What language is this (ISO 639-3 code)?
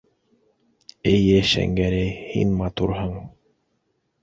bak